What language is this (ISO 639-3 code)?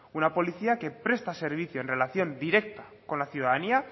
spa